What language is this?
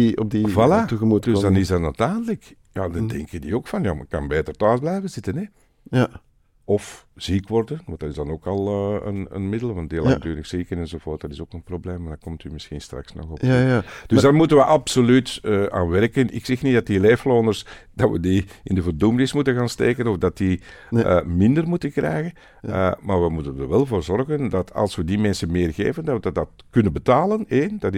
Dutch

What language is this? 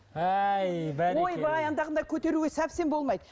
Kazakh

